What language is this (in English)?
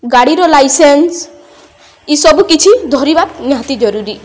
Odia